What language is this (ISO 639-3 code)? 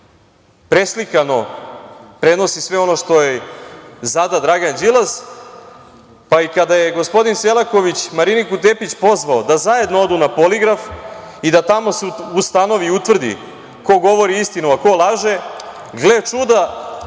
srp